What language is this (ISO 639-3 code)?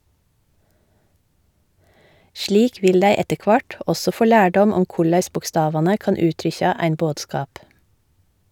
nor